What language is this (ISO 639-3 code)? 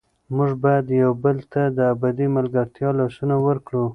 pus